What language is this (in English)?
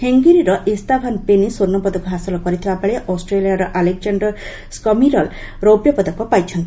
Odia